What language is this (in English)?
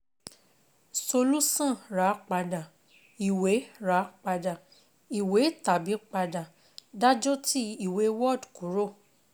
Yoruba